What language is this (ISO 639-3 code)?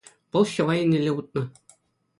chv